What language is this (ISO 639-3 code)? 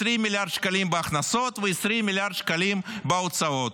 heb